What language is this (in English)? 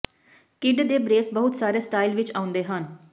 Punjabi